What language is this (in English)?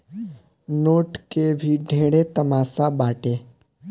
Bhojpuri